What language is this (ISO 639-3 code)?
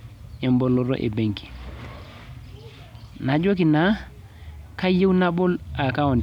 mas